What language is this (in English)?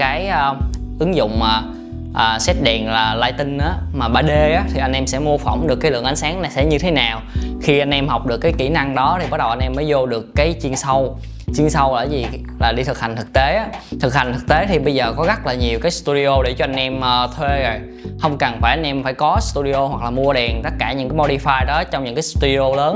Vietnamese